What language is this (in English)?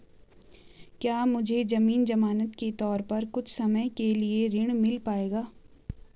Hindi